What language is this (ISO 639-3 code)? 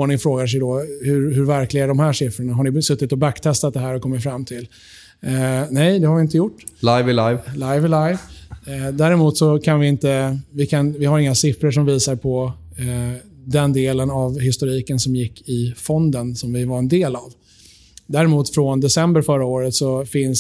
swe